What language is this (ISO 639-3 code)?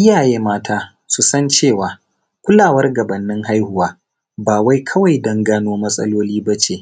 hau